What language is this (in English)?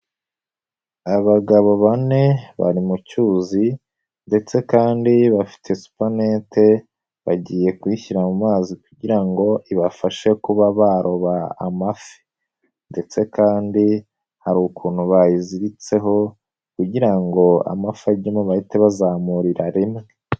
Kinyarwanda